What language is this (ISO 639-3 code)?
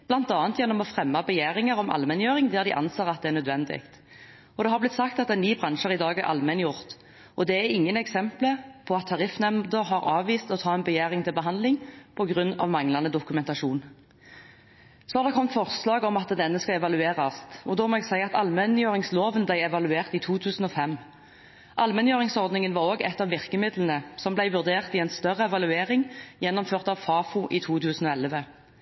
nob